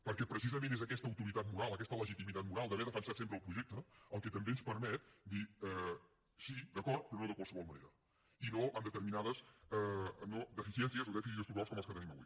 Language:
Catalan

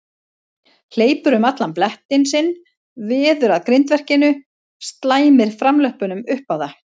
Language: Icelandic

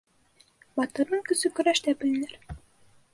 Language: Bashkir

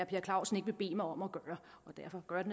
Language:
Danish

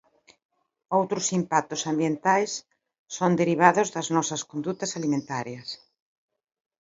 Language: Galician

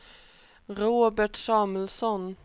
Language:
Swedish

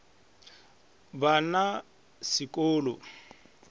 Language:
Northern Sotho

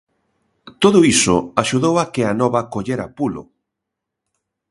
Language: Galician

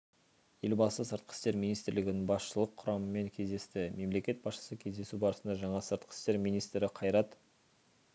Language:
Kazakh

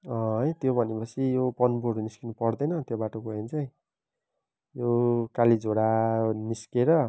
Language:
Nepali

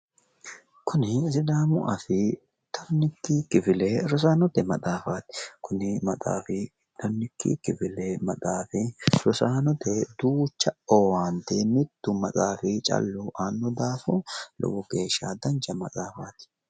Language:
Sidamo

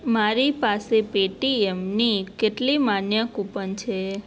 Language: Gujarati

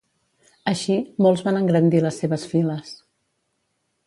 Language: Catalan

